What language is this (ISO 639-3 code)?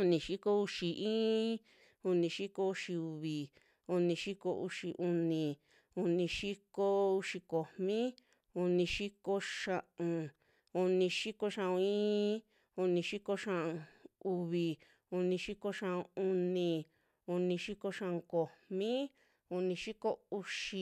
jmx